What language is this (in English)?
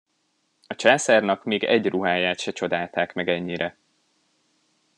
Hungarian